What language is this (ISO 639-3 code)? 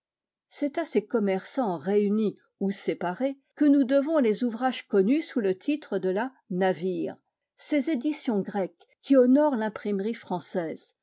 fra